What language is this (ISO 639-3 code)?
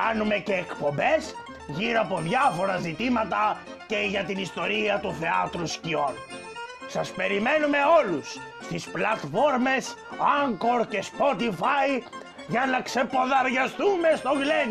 ell